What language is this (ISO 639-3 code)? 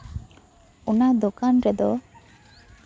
sat